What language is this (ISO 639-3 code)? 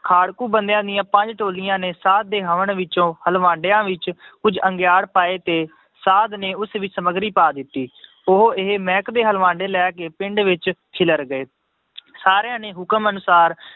pan